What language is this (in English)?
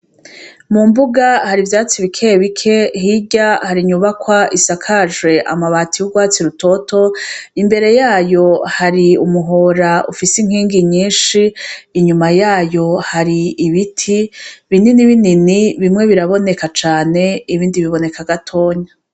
Rundi